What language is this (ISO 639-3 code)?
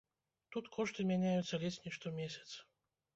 bel